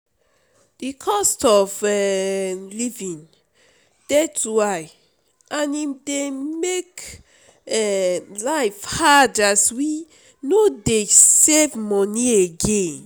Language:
Nigerian Pidgin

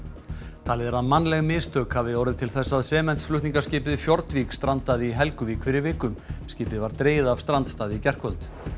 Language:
Icelandic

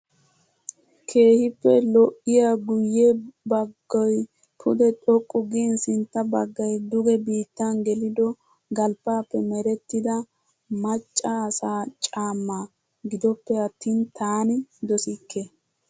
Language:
Wolaytta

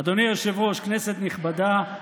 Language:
Hebrew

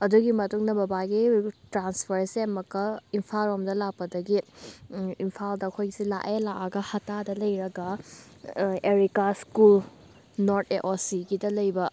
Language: Manipuri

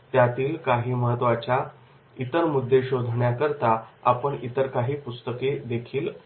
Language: Marathi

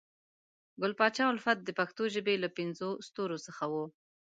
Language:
Pashto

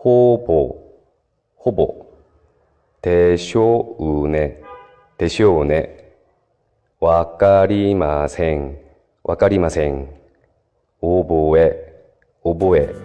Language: Japanese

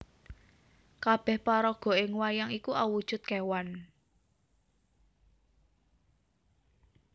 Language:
Javanese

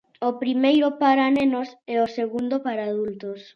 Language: Galician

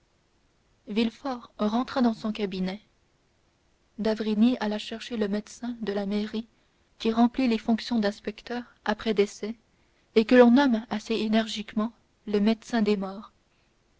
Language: French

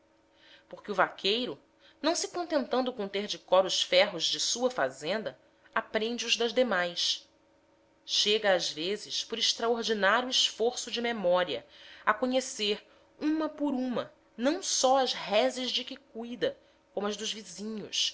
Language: Portuguese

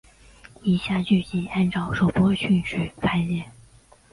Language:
Chinese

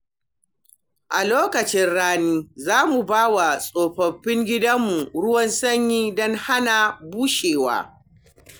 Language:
Hausa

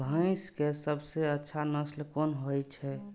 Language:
Maithili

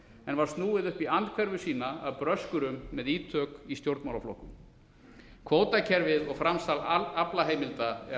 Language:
Icelandic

